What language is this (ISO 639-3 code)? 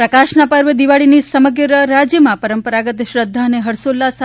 guj